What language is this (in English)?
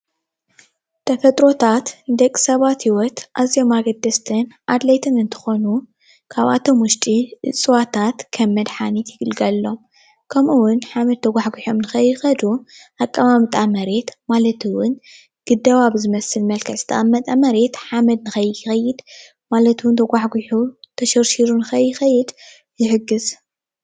Tigrinya